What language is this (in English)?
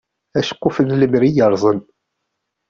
Kabyle